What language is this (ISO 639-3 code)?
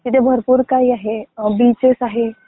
mar